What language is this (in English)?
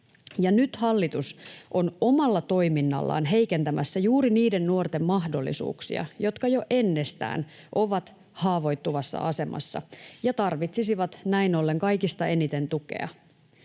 Finnish